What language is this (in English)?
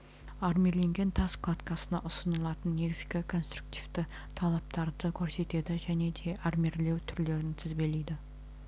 Kazakh